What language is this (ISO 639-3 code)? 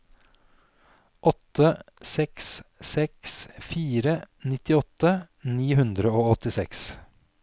nor